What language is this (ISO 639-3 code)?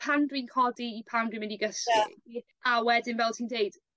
cym